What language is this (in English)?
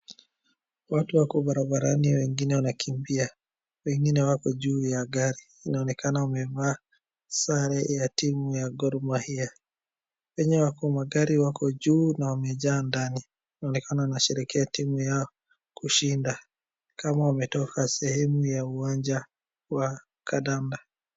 Swahili